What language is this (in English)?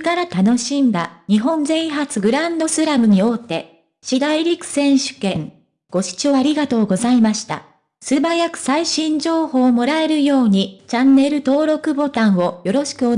Japanese